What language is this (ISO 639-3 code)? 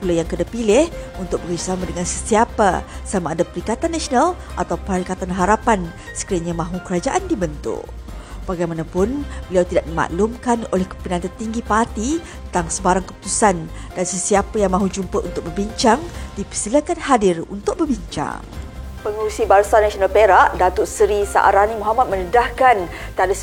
msa